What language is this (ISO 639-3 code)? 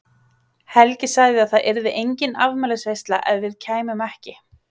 isl